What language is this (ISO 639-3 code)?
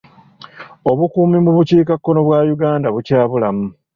lug